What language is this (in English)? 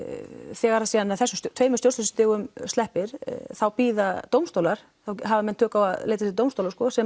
Icelandic